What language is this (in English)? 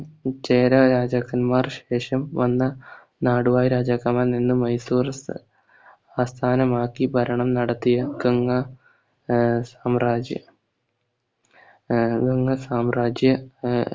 Malayalam